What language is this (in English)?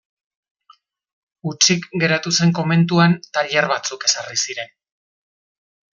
Basque